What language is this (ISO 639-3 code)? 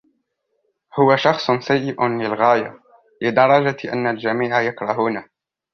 ara